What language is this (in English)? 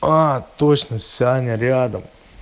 Russian